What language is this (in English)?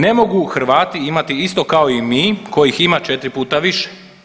Croatian